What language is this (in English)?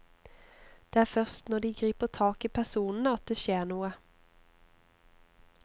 Norwegian